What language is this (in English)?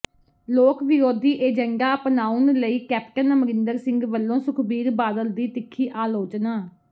Punjabi